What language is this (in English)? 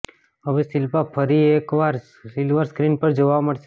Gujarati